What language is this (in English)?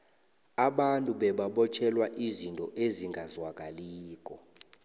South Ndebele